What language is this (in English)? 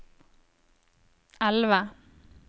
Norwegian